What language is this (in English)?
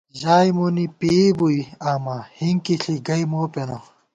Gawar-Bati